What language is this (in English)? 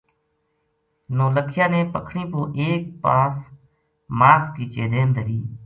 Gujari